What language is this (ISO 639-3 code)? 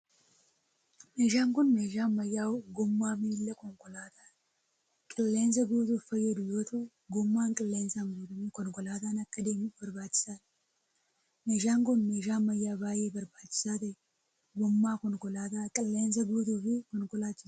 orm